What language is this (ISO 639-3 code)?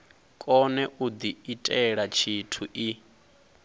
ven